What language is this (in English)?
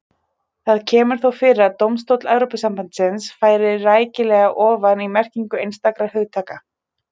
Icelandic